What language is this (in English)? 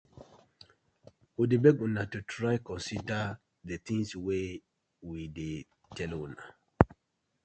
Nigerian Pidgin